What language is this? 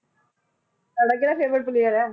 Punjabi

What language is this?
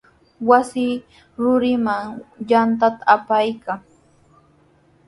Sihuas Ancash Quechua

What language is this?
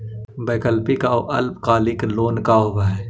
Magahi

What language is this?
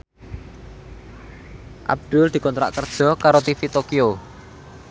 Javanese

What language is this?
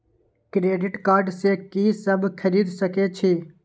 Maithili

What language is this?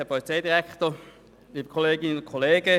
Swiss German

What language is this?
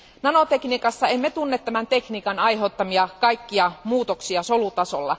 Finnish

